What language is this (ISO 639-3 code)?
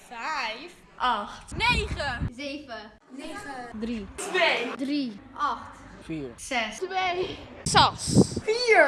nld